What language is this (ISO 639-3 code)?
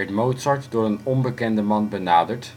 nld